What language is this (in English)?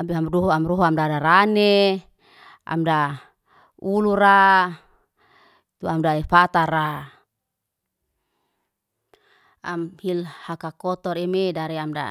Liana-Seti